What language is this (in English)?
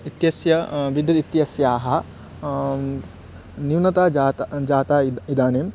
Sanskrit